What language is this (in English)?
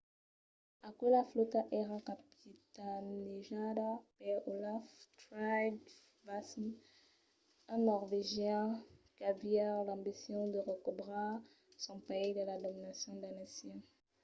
Occitan